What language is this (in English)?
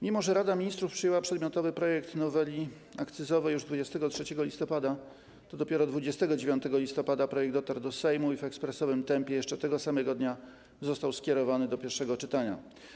Polish